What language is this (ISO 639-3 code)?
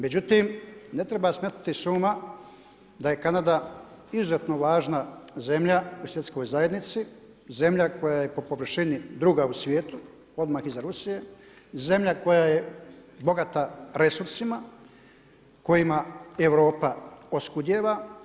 hrv